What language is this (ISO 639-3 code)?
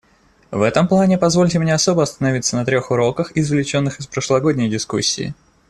rus